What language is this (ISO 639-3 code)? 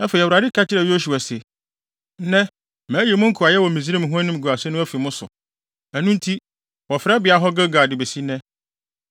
aka